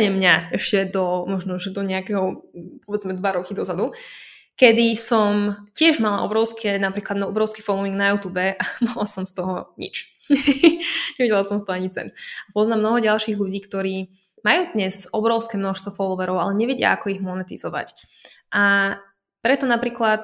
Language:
Slovak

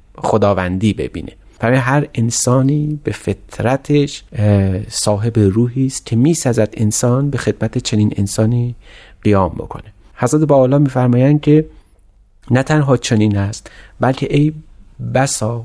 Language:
Persian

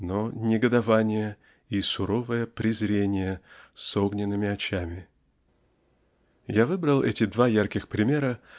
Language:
Russian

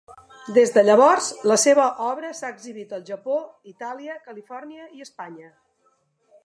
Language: Catalan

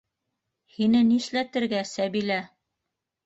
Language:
Bashkir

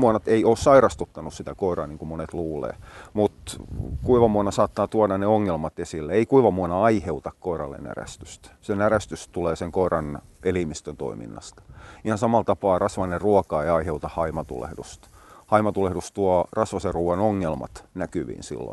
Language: Finnish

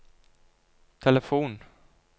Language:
Norwegian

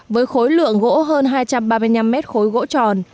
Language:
Vietnamese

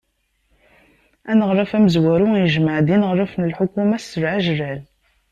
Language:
Kabyle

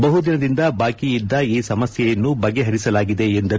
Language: Kannada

